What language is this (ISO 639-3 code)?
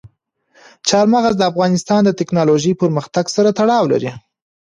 pus